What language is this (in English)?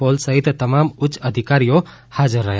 Gujarati